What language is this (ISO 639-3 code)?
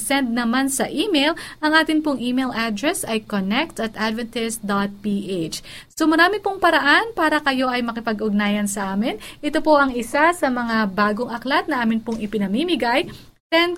fil